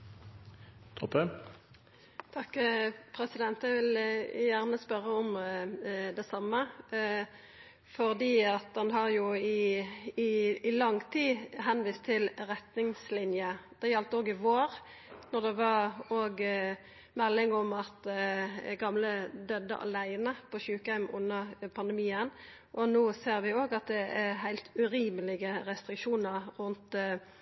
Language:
Norwegian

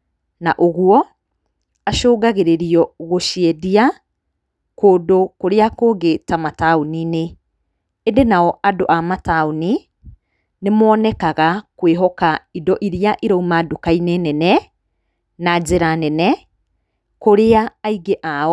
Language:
Kikuyu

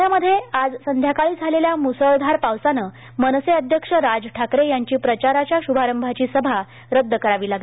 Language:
Marathi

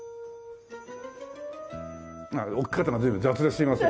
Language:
Japanese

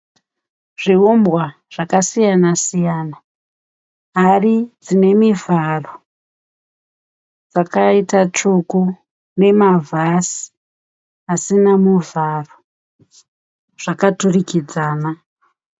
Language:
Shona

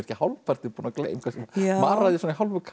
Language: Icelandic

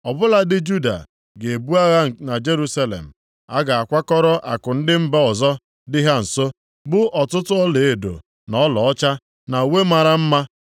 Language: Igbo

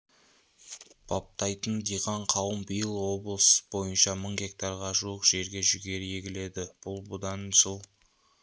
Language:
Kazakh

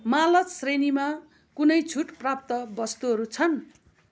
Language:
Nepali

